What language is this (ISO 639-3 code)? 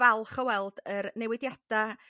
cym